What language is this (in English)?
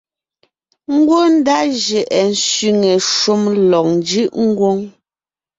Ngiemboon